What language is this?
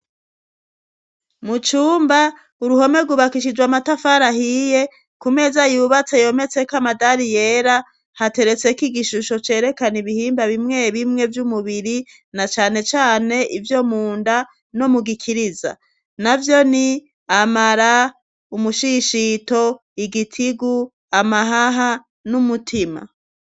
Rundi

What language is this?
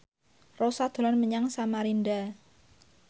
Javanese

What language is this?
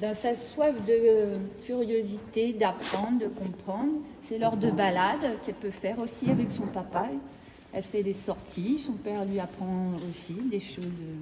French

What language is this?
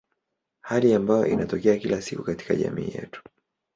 Swahili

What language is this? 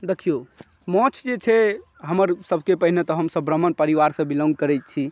Maithili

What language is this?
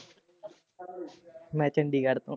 Punjabi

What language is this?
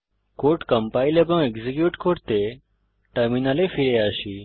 Bangla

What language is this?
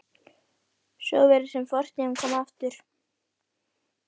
Icelandic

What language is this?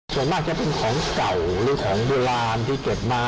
Thai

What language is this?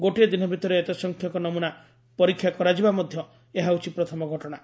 Odia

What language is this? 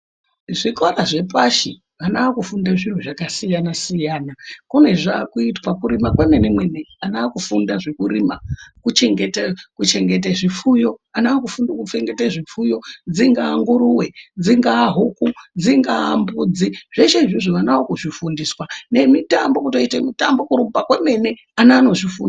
Ndau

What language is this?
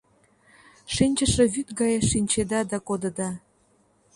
Mari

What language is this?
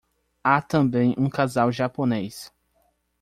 Portuguese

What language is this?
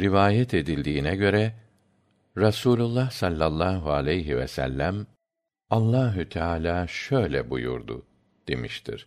Turkish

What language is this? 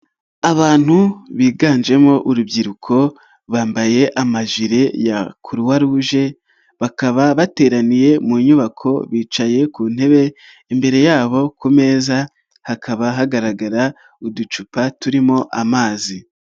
Kinyarwanda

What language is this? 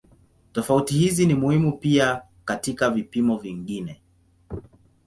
Swahili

